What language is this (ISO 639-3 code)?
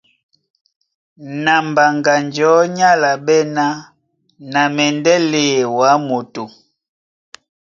dua